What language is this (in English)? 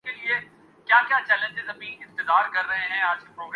Urdu